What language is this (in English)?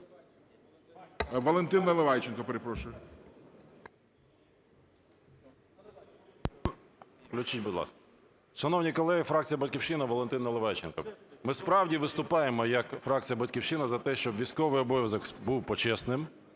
Ukrainian